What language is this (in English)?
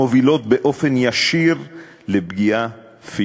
Hebrew